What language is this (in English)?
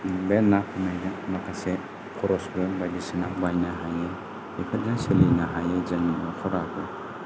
Bodo